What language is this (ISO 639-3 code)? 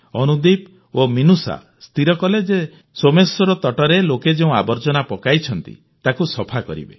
ori